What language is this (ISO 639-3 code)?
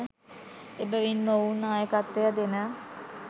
sin